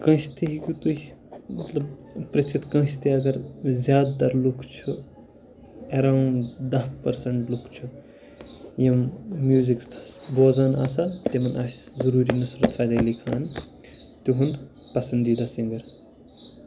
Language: Kashmiri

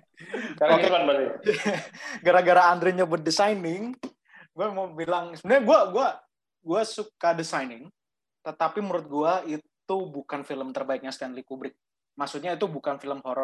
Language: Indonesian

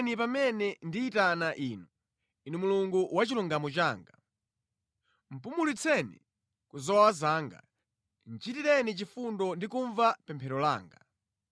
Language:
Nyanja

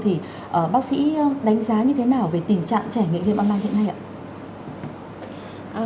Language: Vietnamese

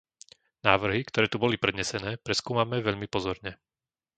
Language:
Slovak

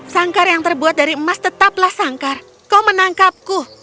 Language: Indonesian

